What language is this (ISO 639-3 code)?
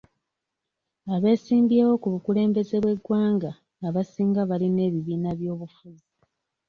lug